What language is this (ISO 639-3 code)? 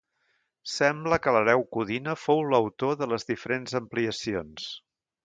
cat